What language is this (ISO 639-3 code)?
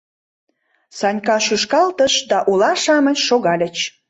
chm